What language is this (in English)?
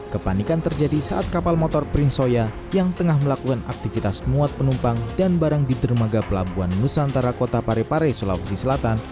Indonesian